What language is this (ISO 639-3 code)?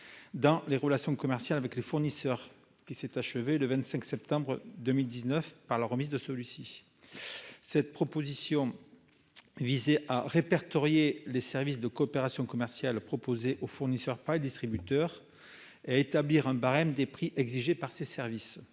fra